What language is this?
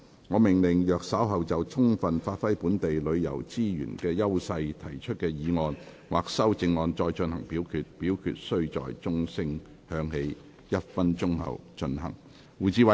Cantonese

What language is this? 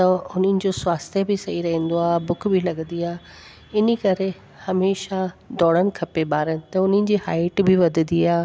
Sindhi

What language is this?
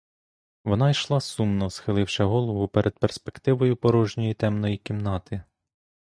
Ukrainian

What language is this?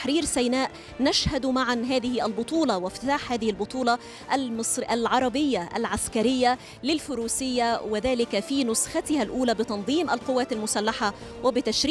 Arabic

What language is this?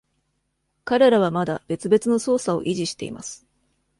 Japanese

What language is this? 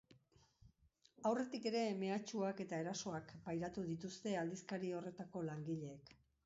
Basque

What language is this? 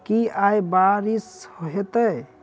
Maithili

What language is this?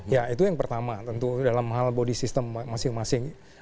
Indonesian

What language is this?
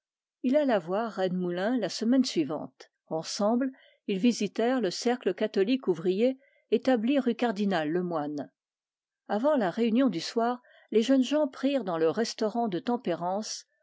French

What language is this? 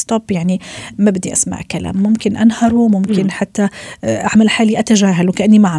Arabic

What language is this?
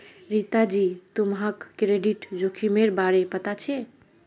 Magahi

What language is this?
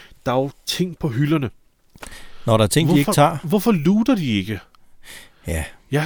Danish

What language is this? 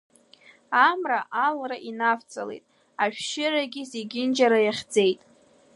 Abkhazian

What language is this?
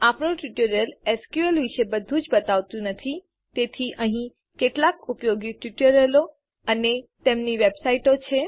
Gujarati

